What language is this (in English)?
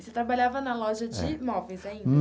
Portuguese